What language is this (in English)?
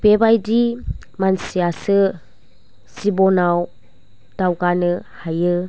Bodo